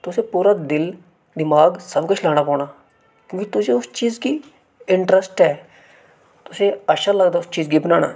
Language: Dogri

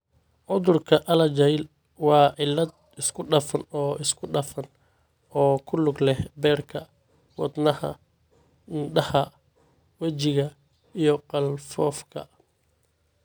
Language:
Somali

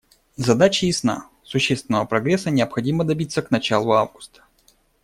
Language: Russian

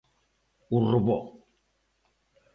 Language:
Galician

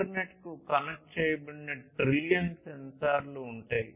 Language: Telugu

